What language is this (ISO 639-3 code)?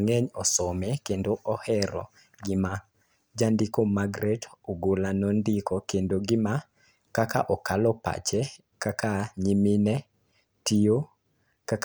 luo